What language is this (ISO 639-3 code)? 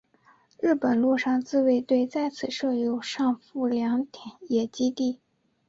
zho